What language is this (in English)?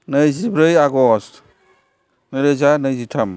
Bodo